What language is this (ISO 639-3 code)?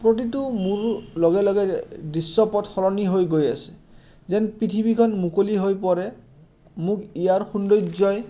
asm